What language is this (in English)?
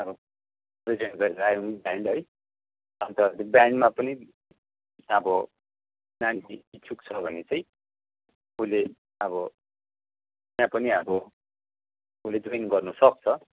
Nepali